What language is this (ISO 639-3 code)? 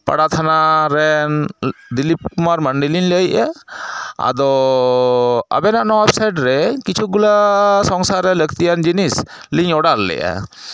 sat